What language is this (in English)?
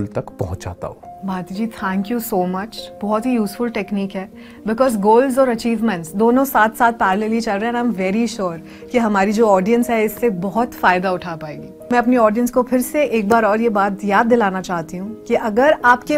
Hindi